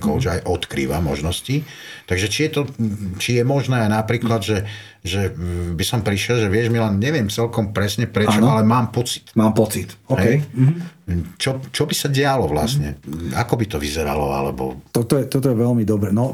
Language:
Slovak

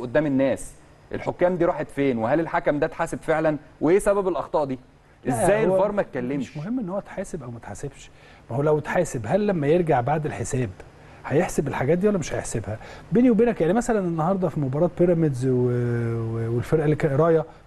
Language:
Arabic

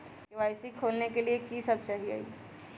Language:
Magahi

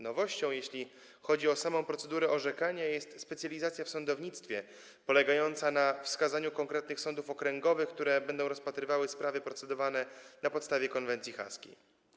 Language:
Polish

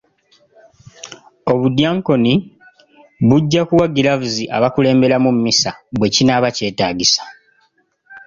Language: Ganda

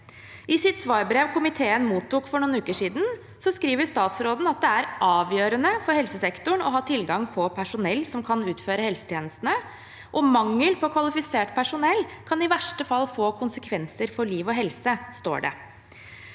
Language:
Norwegian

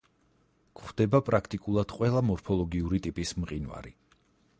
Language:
Georgian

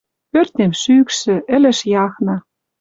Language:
Western Mari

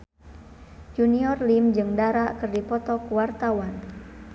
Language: Sundanese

